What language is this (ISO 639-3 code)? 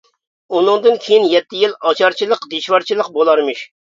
uig